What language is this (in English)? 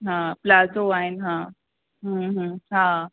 Sindhi